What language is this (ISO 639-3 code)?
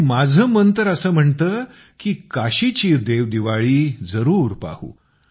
mar